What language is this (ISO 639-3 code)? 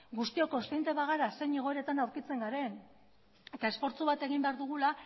eus